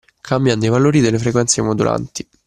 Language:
Italian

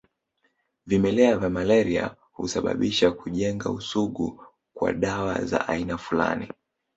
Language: Swahili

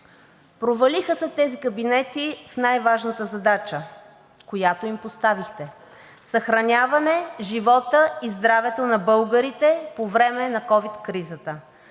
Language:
Bulgarian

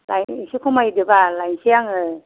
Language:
Bodo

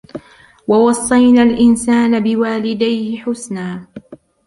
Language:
Arabic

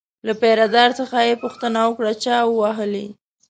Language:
Pashto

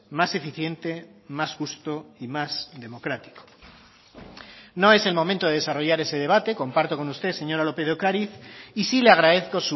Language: Spanish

